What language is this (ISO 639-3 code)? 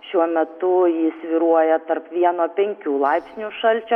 lit